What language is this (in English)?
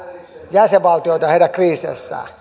Finnish